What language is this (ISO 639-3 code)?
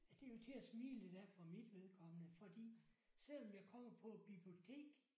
dan